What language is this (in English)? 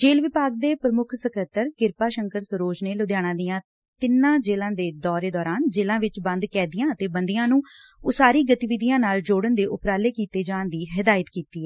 Punjabi